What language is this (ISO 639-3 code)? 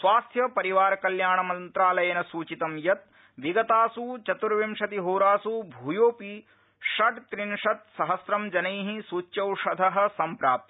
san